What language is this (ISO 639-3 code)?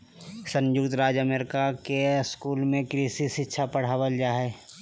mag